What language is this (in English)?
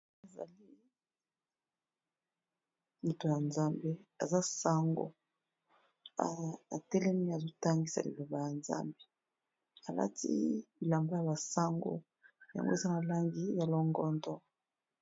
Lingala